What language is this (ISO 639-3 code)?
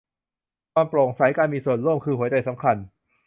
tha